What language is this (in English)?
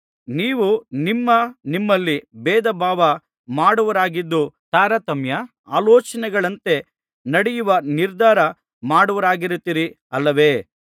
Kannada